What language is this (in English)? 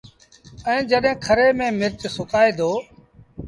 Sindhi Bhil